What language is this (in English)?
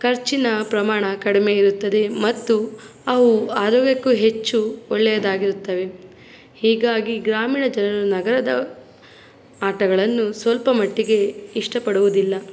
Kannada